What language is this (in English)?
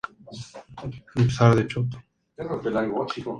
Spanish